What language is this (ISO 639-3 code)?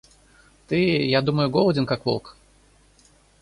rus